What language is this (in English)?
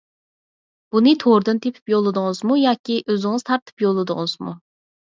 Uyghur